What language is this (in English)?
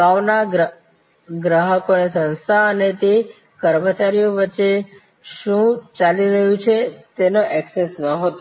Gujarati